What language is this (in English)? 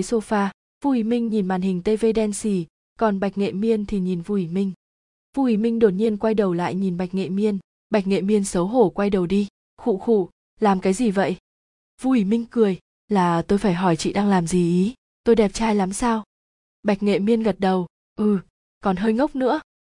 Vietnamese